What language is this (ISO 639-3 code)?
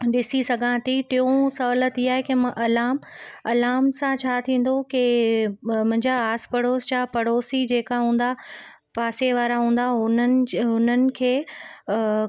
snd